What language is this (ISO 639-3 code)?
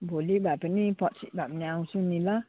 nep